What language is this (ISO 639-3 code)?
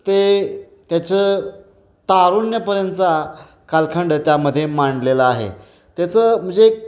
mar